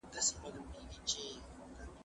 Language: Pashto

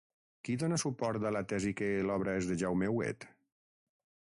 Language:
Catalan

